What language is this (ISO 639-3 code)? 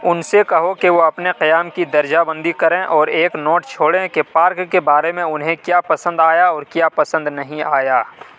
urd